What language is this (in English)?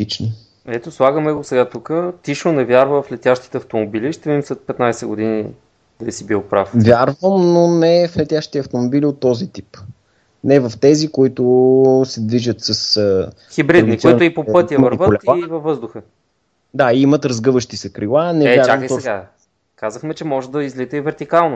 Bulgarian